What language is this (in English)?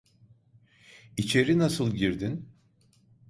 Turkish